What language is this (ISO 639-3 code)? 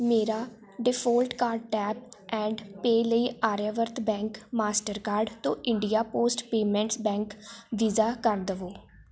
pan